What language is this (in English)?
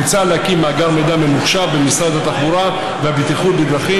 Hebrew